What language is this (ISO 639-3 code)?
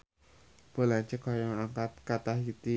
sun